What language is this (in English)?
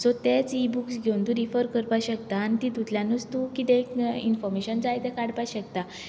Konkani